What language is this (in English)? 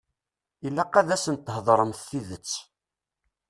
Kabyle